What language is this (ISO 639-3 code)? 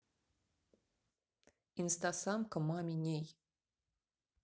rus